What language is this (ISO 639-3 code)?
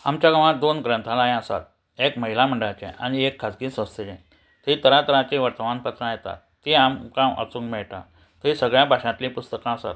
kok